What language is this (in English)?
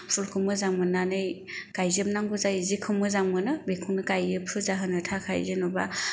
Bodo